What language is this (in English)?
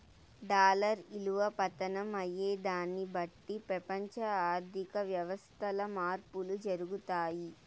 Telugu